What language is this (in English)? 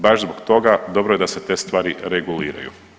Croatian